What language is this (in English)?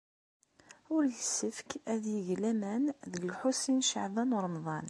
Kabyle